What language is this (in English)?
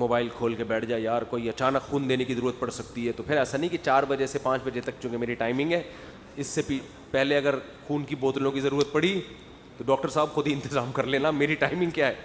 Urdu